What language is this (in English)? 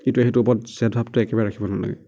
Assamese